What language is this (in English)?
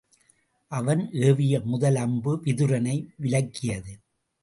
Tamil